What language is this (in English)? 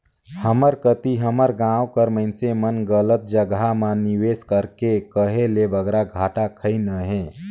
Chhattisgarhi